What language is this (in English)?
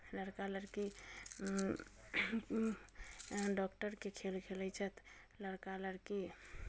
Maithili